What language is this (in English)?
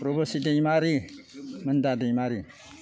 Bodo